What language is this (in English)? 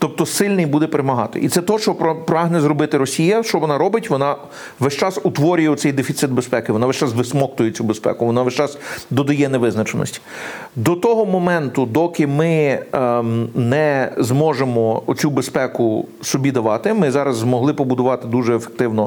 Ukrainian